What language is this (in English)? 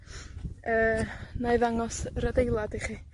Welsh